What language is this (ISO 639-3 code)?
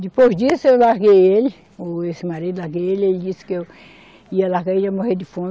por